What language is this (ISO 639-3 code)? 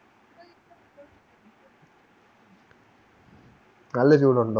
mal